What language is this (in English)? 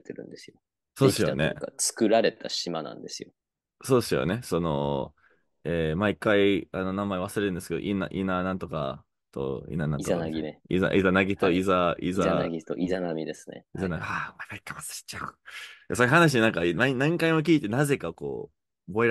Japanese